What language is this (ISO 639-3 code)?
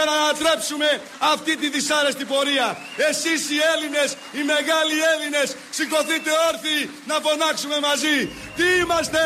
ell